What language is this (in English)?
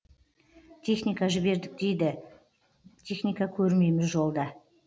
Kazakh